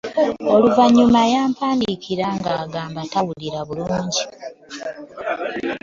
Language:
Ganda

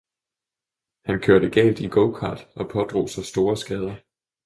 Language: Danish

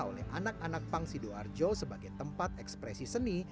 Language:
Indonesian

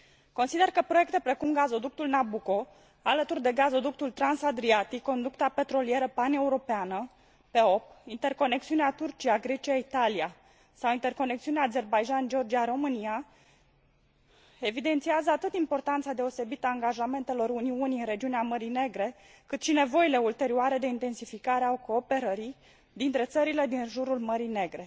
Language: Romanian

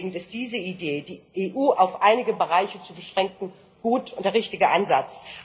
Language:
German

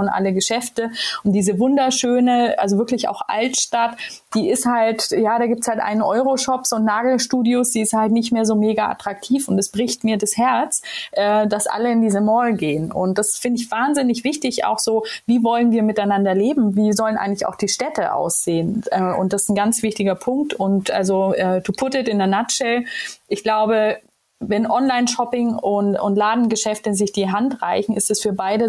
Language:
German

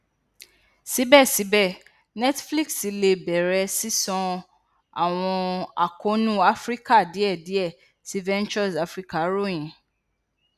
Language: Yoruba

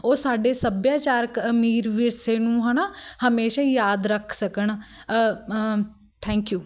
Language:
Punjabi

